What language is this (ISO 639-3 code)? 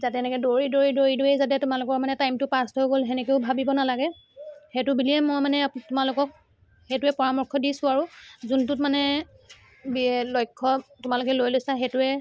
asm